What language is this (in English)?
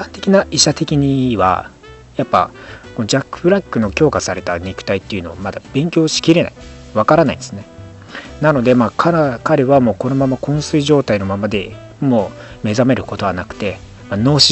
Japanese